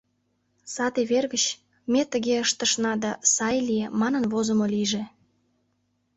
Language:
Mari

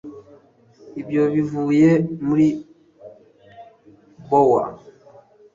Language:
Kinyarwanda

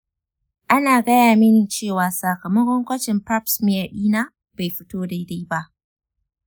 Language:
Hausa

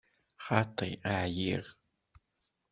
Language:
Kabyle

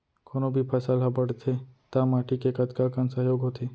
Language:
Chhattisgarhi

